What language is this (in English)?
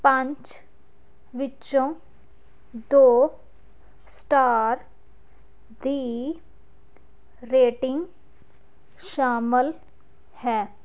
Punjabi